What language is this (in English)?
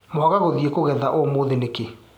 Kikuyu